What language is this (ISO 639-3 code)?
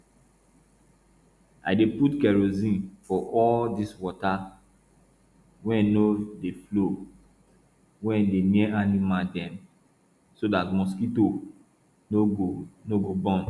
pcm